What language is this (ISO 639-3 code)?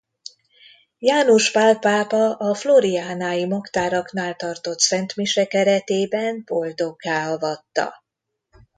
hun